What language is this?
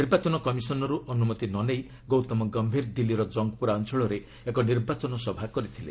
Odia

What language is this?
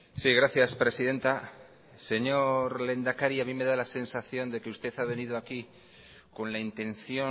Spanish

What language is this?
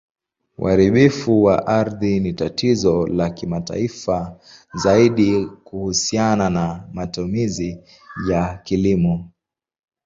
Swahili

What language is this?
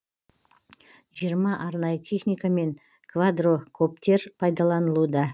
Kazakh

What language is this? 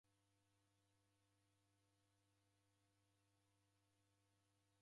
Taita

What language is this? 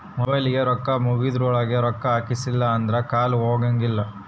Kannada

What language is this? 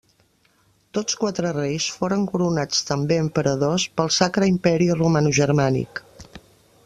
Catalan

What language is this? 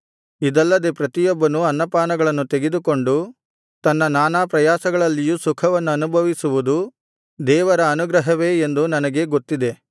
Kannada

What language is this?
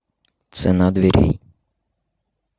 Russian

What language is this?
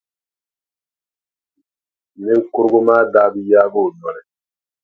Dagbani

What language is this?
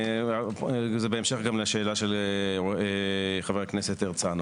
Hebrew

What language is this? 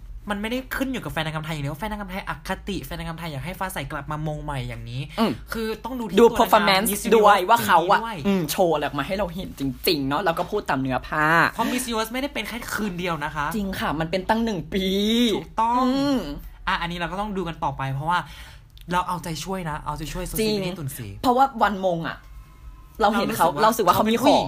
Thai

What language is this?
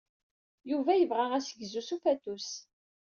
Kabyle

